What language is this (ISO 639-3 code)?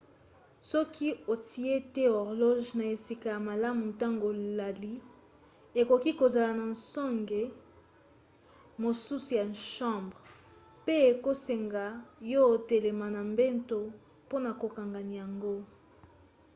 lin